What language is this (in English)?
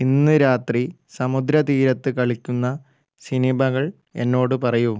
Malayalam